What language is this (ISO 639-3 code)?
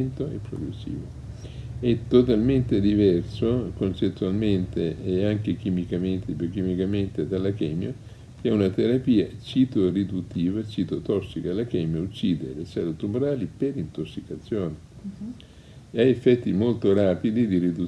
ita